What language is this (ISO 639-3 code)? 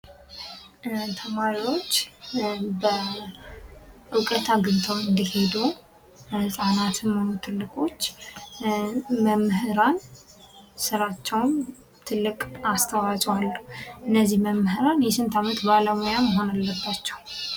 amh